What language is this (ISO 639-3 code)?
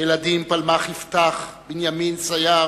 heb